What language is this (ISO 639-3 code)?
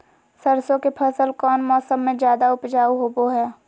mag